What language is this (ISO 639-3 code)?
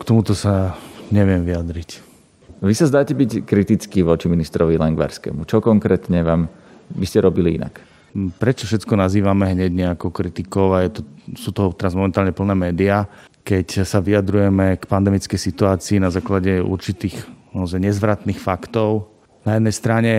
slk